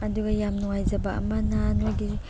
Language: Manipuri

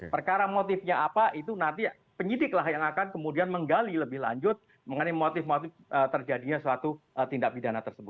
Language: Indonesian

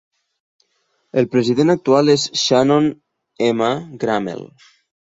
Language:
Catalan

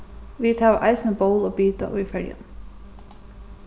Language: Faroese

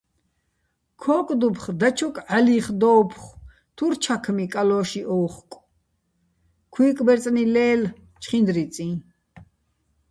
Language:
Bats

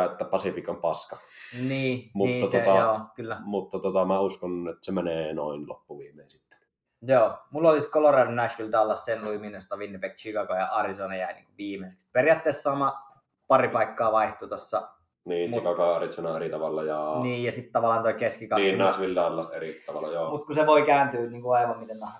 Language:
Finnish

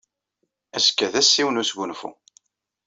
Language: Kabyle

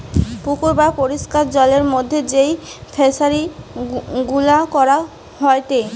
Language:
Bangla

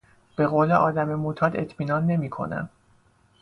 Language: Persian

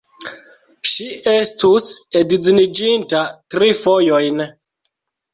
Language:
Esperanto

